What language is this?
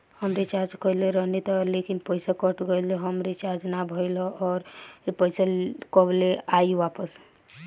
Bhojpuri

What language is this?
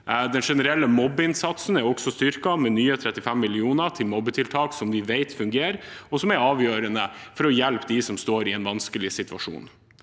Norwegian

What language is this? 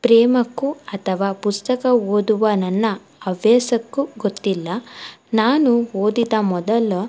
Kannada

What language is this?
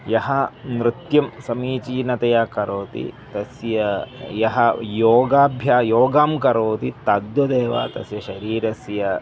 Sanskrit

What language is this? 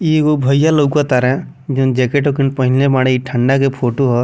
Bhojpuri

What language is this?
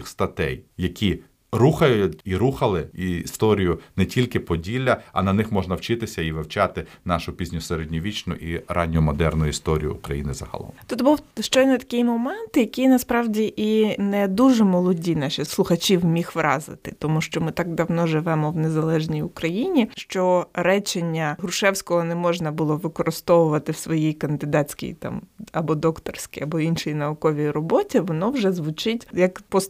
Ukrainian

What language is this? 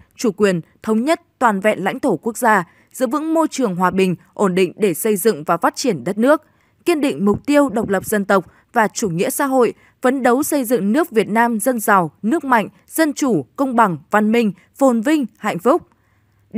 Vietnamese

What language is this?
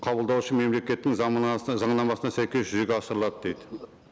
Kazakh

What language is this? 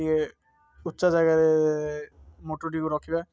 Odia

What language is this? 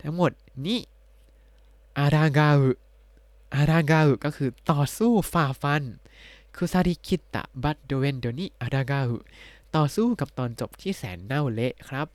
Thai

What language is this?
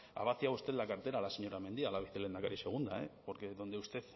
Spanish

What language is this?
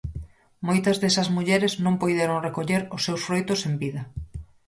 Galician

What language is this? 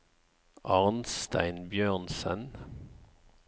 Norwegian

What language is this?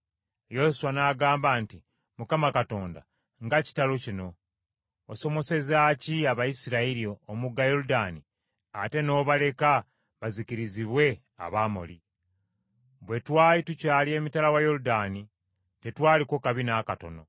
Ganda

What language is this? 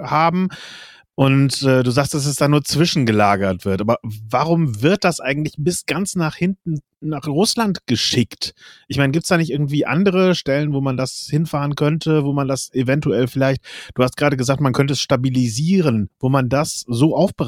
German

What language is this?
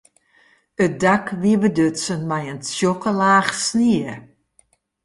Western Frisian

